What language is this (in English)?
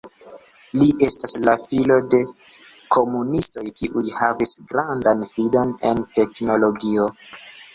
Esperanto